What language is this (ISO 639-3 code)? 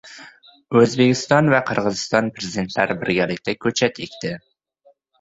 uzb